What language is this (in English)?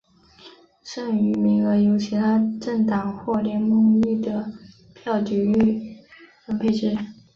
Chinese